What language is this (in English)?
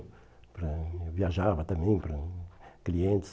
Portuguese